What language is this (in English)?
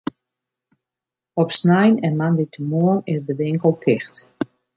Western Frisian